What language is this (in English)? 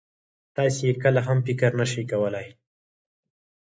Pashto